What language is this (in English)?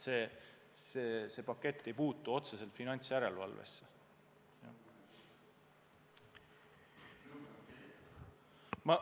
Estonian